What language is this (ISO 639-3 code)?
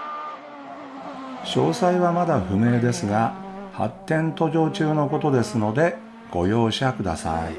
jpn